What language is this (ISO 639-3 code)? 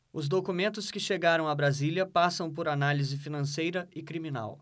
por